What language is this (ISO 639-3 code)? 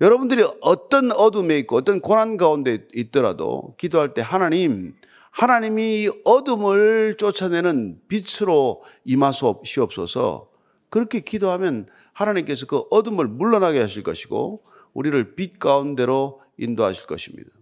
kor